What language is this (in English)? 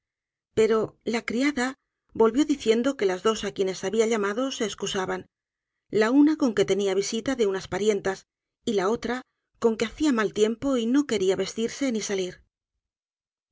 Spanish